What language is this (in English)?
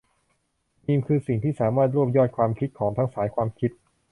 Thai